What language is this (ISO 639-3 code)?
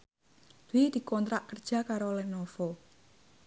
jav